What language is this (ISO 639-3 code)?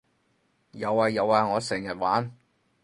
yue